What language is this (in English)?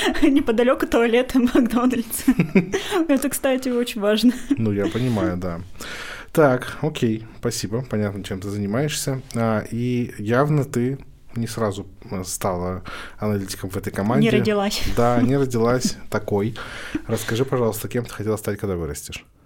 Russian